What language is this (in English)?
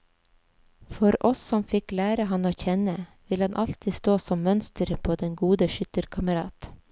Norwegian